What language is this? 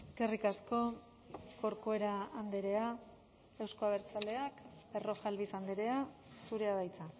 Basque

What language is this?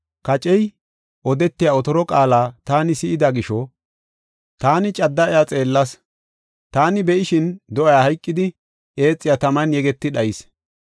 Gofa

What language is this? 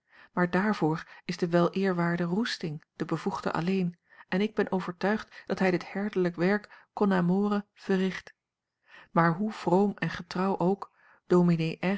Dutch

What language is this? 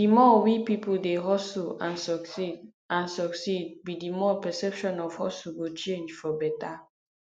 Nigerian Pidgin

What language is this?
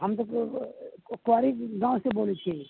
Maithili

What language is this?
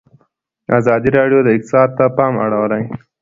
Pashto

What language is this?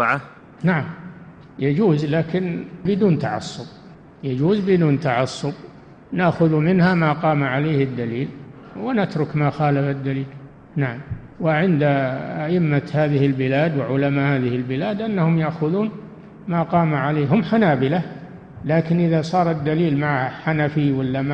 Arabic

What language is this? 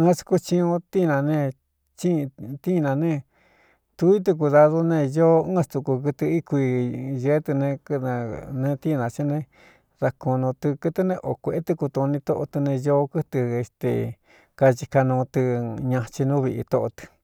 Cuyamecalco Mixtec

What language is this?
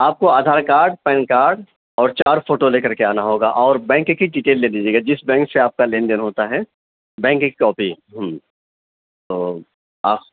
Urdu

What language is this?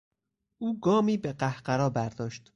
Persian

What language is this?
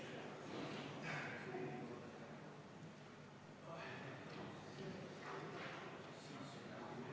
Estonian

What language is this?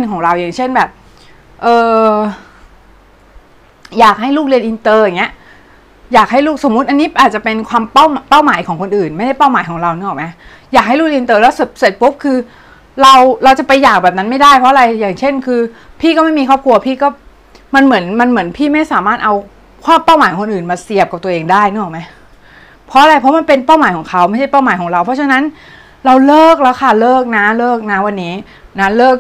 Thai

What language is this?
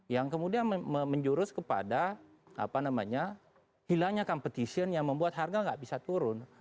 Indonesian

